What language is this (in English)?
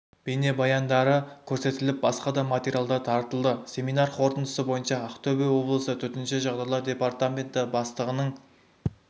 Kazakh